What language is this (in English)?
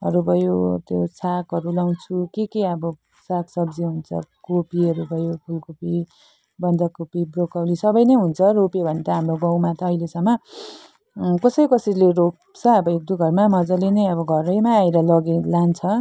Nepali